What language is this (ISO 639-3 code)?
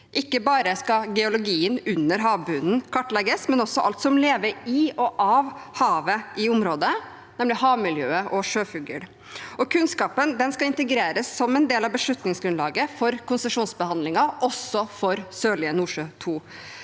nor